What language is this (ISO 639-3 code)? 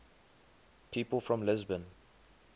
eng